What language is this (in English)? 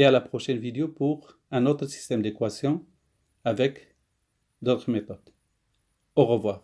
French